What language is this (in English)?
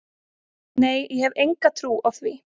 Icelandic